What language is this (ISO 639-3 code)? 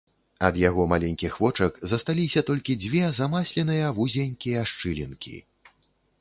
bel